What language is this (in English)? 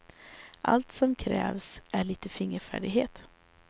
Swedish